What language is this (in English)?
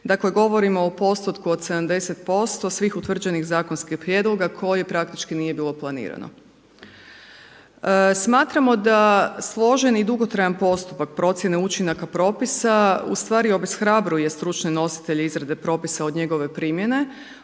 Croatian